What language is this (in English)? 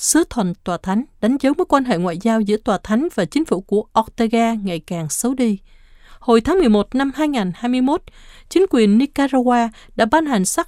Vietnamese